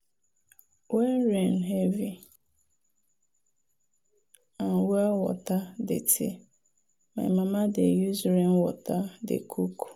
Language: Nigerian Pidgin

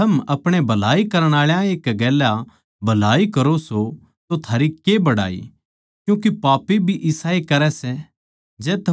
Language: Haryanvi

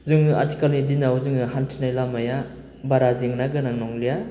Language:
Bodo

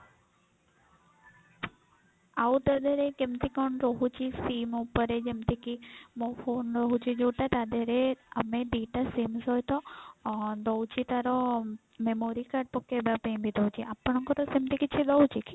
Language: Odia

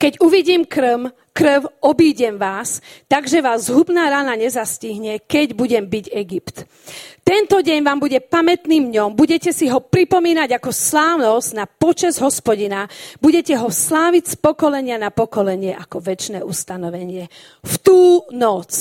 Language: Slovak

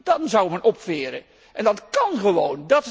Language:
Dutch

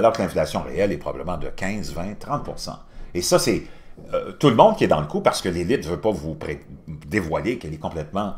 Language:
French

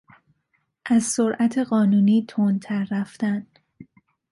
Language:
Persian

